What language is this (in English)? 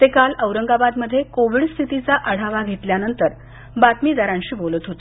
Marathi